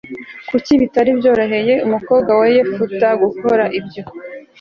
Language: Kinyarwanda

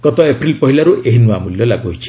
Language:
Odia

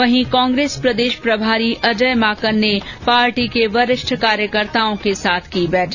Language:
Hindi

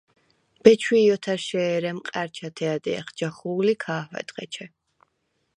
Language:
Svan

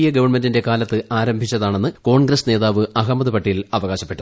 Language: Malayalam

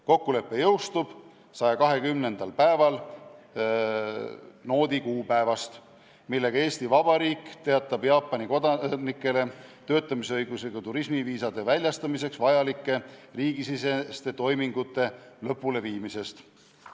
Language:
Estonian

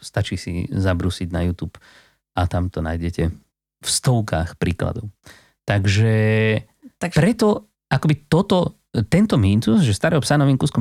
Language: Slovak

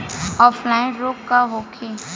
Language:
Bhojpuri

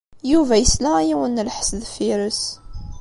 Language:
Kabyle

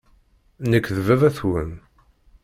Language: Kabyle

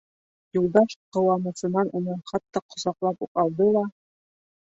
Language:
Bashkir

